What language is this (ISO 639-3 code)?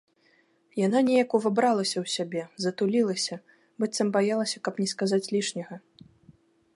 bel